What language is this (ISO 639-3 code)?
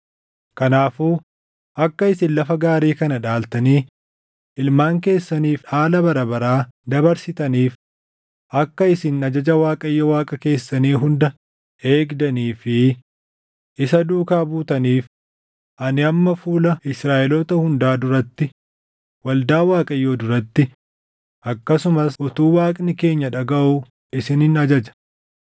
orm